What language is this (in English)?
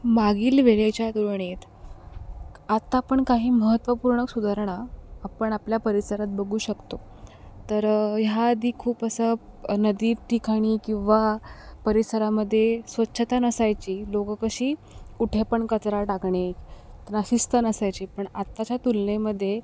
Marathi